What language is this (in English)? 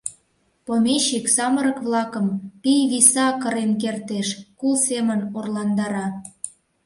Mari